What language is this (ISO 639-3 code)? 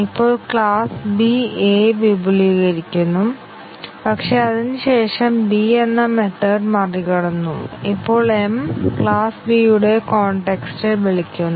mal